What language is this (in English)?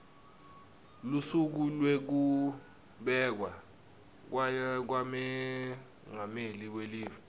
Swati